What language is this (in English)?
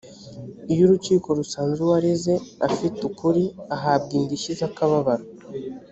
Kinyarwanda